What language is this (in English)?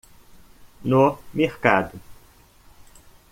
Portuguese